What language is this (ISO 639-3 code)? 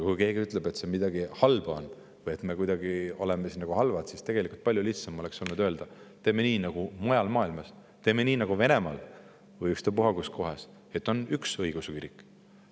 est